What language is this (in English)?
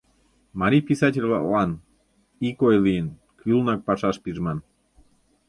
Mari